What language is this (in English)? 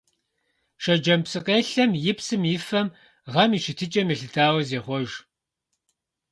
Kabardian